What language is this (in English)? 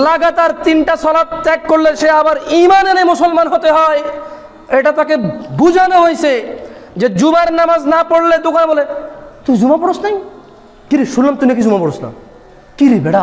Arabic